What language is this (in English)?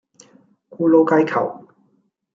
Cantonese